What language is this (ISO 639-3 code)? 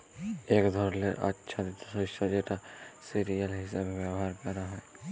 ben